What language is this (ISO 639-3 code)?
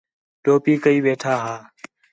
xhe